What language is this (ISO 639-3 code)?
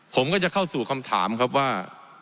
tha